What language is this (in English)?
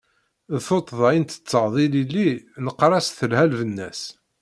Kabyle